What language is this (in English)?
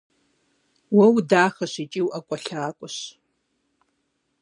Kabardian